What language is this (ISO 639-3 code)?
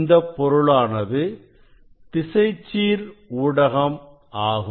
tam